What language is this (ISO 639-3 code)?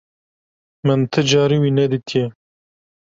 kur